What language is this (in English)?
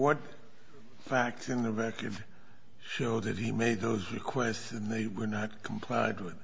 English